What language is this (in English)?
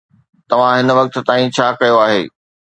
Sindhi